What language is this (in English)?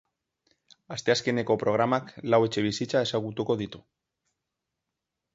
Basque